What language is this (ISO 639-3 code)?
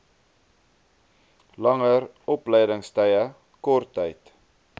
afr